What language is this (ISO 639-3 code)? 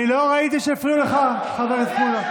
heb